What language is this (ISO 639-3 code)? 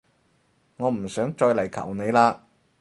yue